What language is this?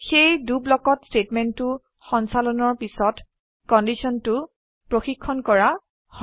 Assamese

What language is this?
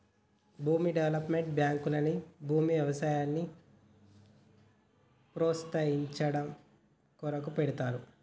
Telugu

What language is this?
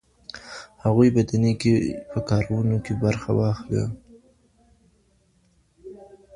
Pashto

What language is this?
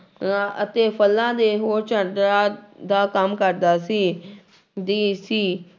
Punjabi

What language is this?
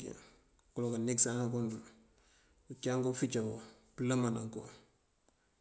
Mandjak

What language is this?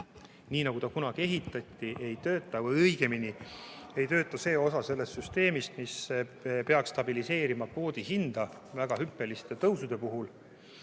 Estonian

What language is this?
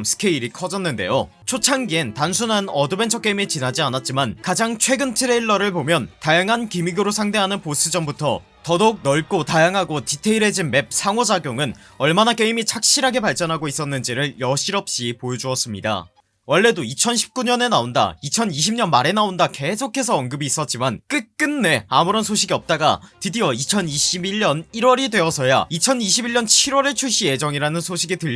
Korean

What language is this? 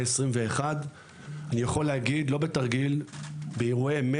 Hebrew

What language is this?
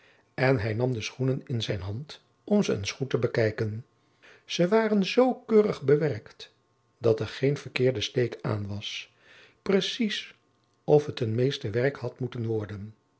Dutch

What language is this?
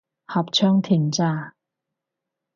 Cantonese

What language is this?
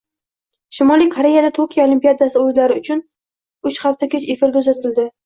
Uzbek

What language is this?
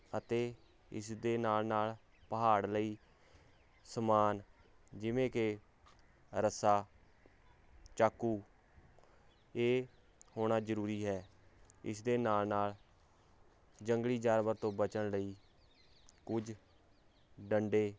Punjabi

